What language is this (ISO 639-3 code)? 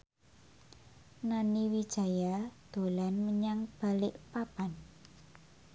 jav